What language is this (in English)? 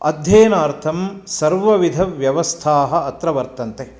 Sanskrit